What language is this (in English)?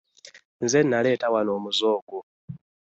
Ganda